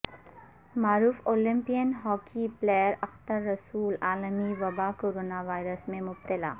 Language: Urdu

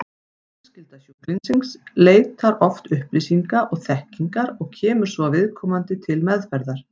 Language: Icelandic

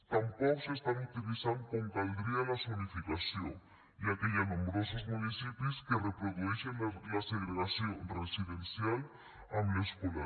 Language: Catalan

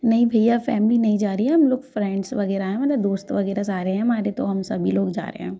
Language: Hindi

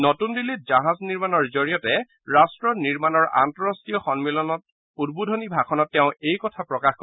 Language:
Assamese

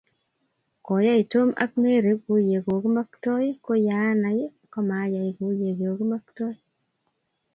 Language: Kalenjin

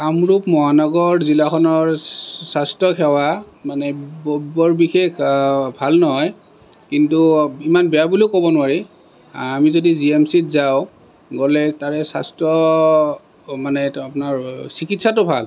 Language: Assamese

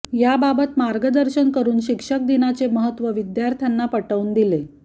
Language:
Marathi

